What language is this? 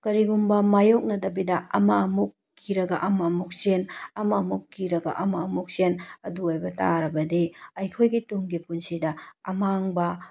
Manipuri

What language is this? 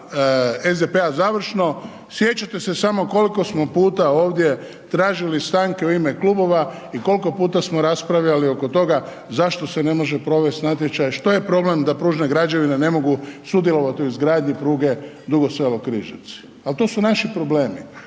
Croatian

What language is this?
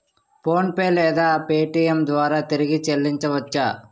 Telugu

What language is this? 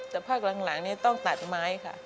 Thai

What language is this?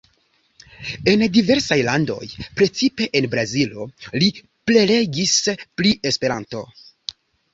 Esperanto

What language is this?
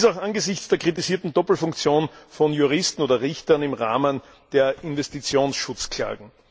German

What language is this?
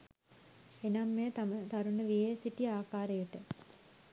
Sinhala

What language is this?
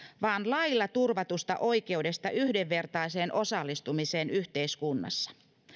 Finnish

